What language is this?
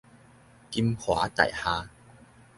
Min Nan Chinese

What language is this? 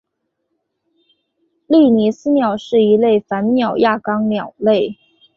Chinese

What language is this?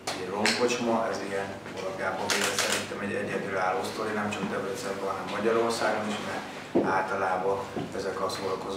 Hungarian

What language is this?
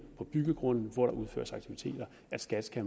Danish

